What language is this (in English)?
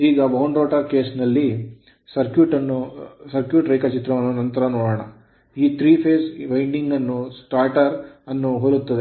Kannada